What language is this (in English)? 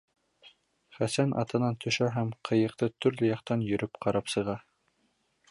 Bashkir